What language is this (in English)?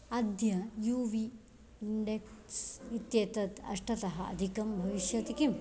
Sanskrit